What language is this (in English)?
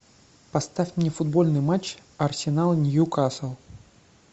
Russian